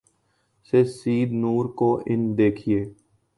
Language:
Urdu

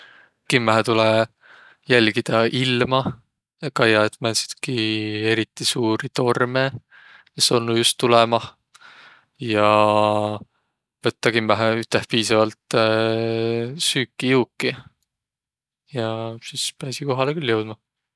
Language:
Võro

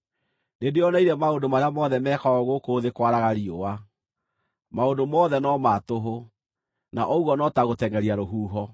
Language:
Kikuyu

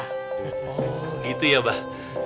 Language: Indonesian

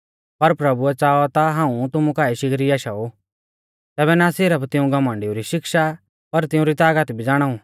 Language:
Mahasu Pahari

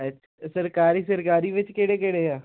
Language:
Punjabi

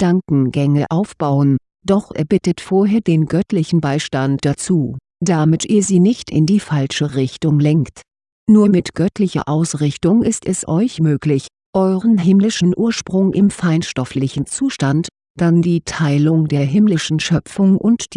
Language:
German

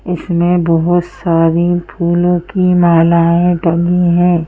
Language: Hindi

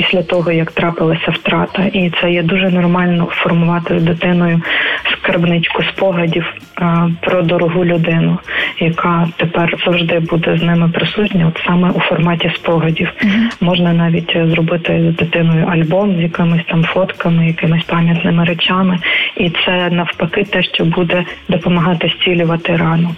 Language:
Ukrainian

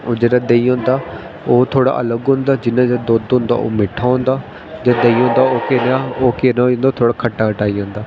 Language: Dogri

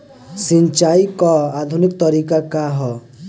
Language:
Bhojpuri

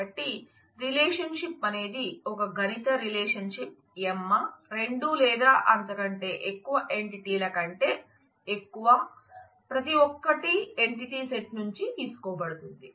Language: Telugu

